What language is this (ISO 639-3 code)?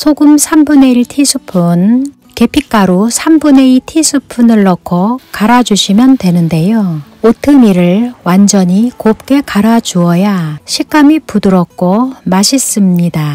kor